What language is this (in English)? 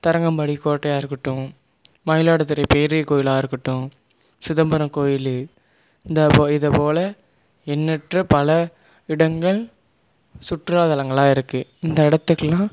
Tamil